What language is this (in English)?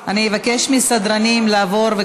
Hebrew